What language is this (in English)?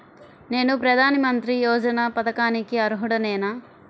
Telugu